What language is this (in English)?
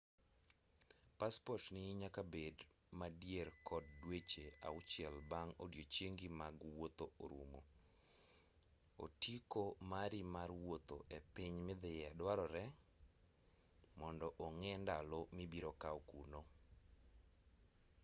Luo (Kenya and Tanzania)